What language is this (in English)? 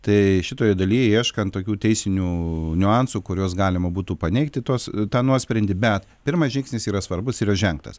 Lithuanian